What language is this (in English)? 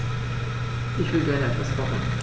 German